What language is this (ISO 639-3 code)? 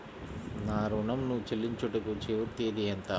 tel